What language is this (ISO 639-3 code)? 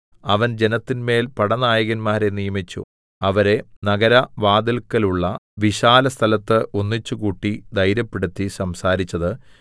mal